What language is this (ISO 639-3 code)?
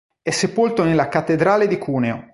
ita